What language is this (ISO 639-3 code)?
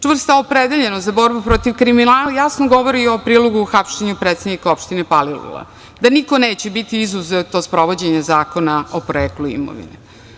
srp